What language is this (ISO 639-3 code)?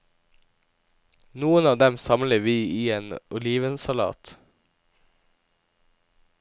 nor